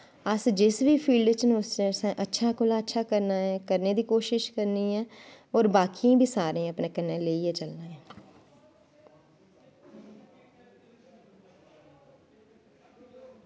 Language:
Dogri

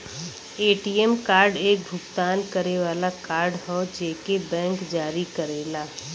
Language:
Bhojpuri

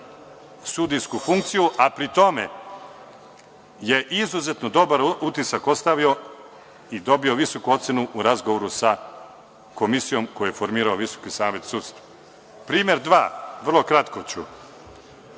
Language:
Serbian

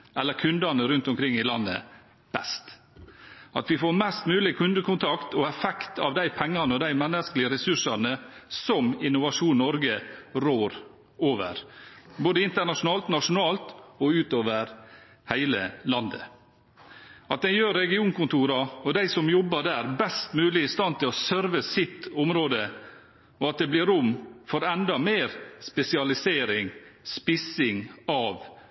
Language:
Norwegian Bokmål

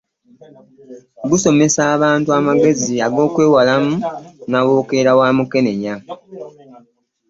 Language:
Ganda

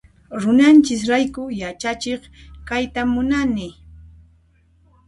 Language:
Puno Quechua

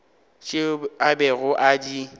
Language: Northern Sotho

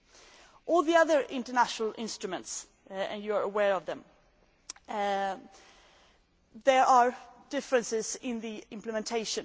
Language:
English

